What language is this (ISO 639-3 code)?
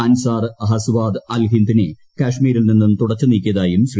mal